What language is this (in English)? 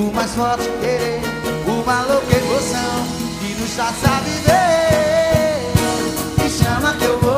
Portuguese